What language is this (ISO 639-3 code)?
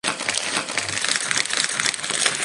spa